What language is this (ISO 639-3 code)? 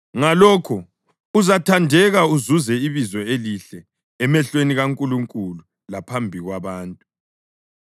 nde